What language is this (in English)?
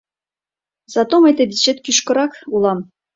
Mari